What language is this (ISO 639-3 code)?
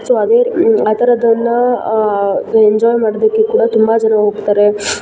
kan